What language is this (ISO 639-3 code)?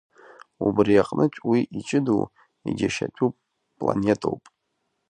abk